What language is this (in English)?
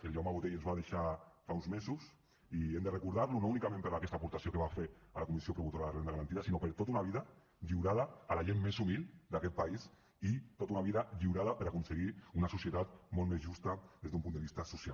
Catalan